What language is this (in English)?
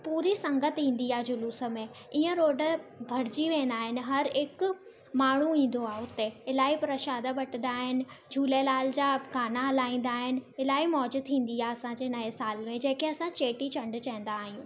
Sindhi